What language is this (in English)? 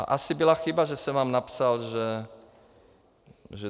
Czech